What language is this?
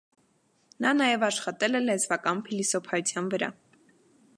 Armenian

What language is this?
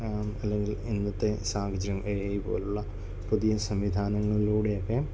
Malayalam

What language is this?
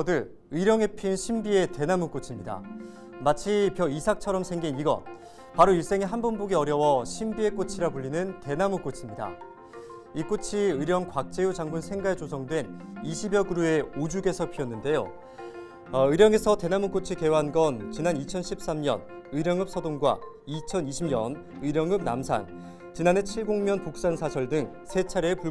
Korean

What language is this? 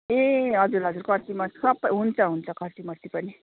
Nepali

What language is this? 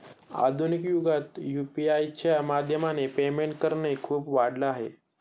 Marathi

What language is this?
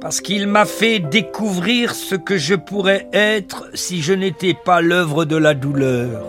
French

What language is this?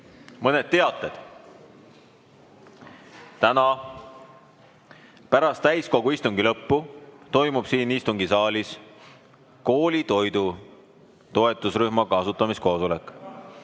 Estonian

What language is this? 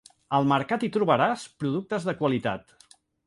Catalan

